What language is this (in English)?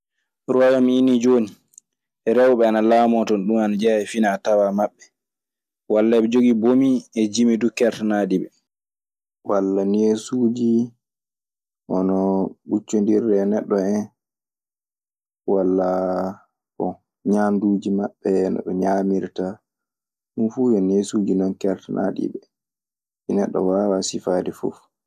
Maasina Fulfulde